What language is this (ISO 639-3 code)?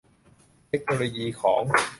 tha